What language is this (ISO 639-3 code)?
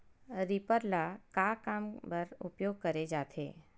hne